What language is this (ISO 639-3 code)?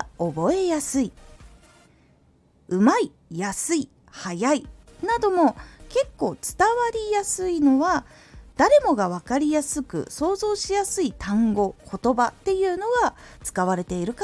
jpn